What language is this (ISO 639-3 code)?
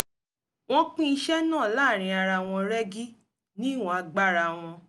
yor